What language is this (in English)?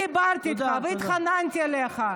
Hebrew